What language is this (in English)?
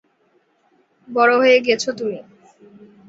Bangla